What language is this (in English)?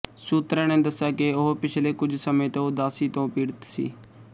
Punjabi